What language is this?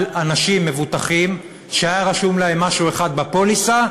Hebrew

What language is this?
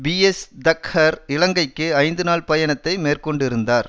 Tamil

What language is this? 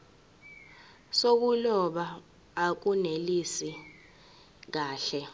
Zulu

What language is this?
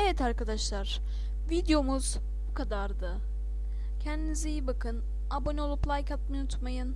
Turkish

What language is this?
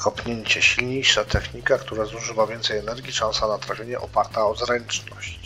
Polish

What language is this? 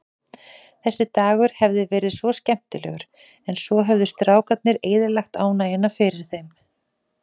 Icelandic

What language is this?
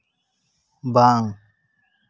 Santali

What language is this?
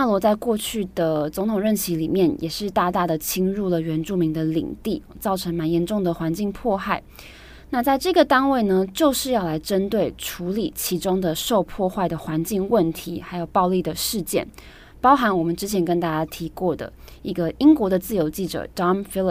Chinese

